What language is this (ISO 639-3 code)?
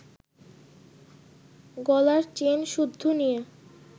ben